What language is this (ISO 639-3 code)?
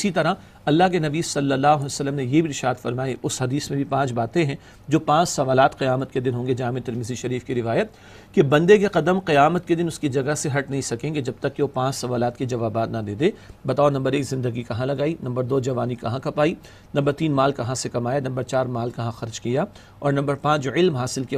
ara